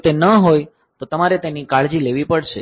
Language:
Gujarati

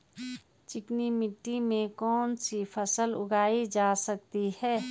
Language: Hindi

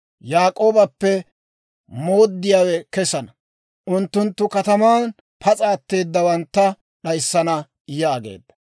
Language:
Dawro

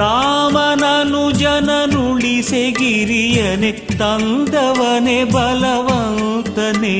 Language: Kannada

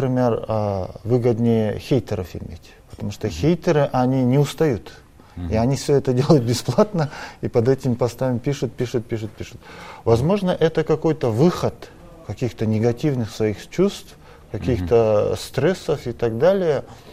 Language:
Russian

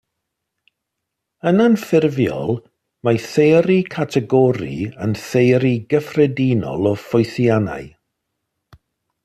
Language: Welsh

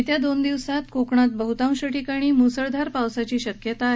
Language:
Marathi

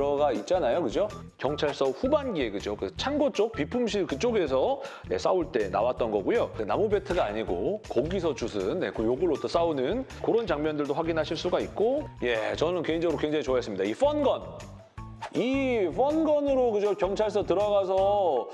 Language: Korean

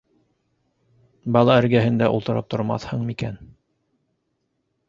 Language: Bashkir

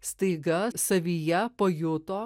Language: Lithuanian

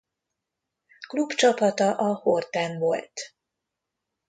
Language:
Hungarian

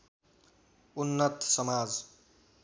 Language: Nepali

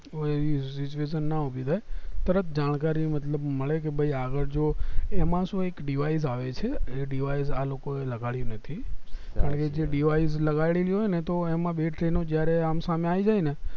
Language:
Gujarati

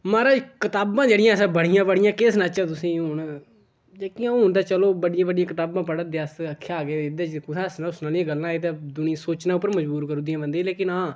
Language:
Dogri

